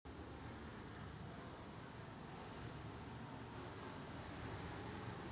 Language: Marathi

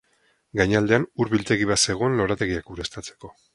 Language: Basque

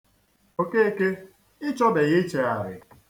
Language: Igbo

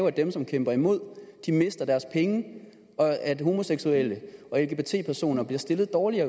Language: Danish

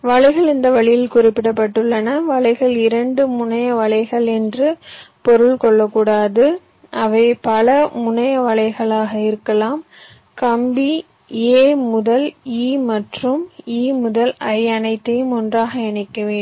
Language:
Tamil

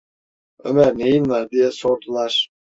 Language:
Turkish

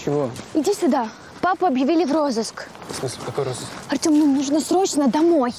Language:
Russian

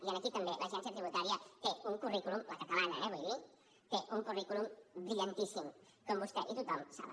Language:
Catalan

